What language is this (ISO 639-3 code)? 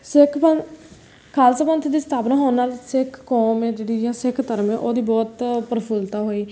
pan